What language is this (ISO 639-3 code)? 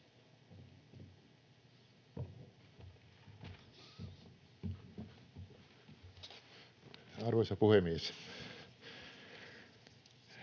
fin